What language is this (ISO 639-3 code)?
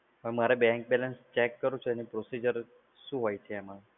guj